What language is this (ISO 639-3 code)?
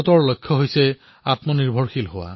asm